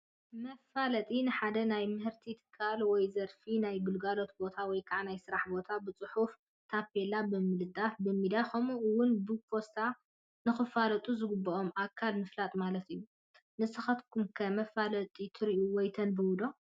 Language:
Tigrinya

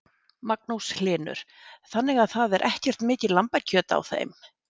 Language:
Icelandic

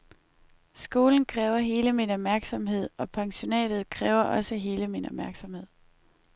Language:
Danish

